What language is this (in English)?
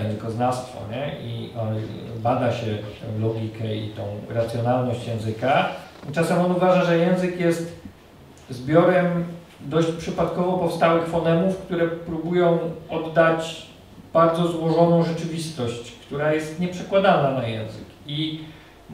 Polish